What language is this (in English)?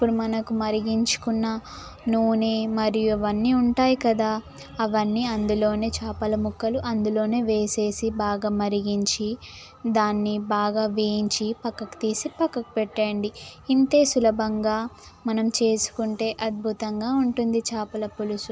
Telugu